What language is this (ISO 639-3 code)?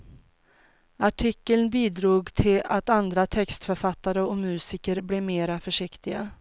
swe